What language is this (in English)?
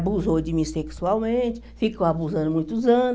Portuguese